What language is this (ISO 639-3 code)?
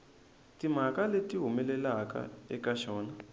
tso